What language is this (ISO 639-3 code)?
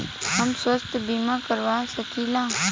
bho